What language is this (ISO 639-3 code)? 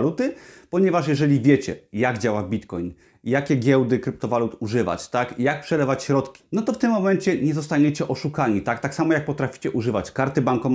pol